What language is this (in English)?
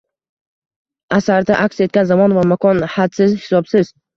Uzbek